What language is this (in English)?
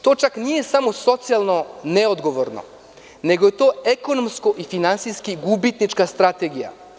Serbian